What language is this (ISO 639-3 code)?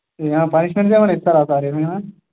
tel